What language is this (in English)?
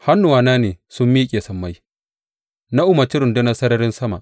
Hausa